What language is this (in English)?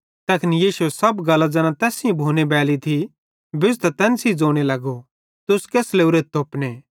Bhadrawahi